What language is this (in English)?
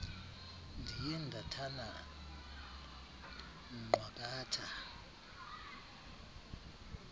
Xhosa